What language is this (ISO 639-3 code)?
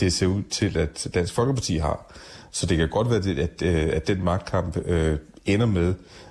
dan